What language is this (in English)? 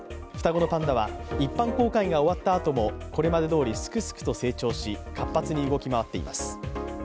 Japanese